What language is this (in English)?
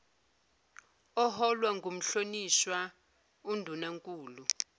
Zulu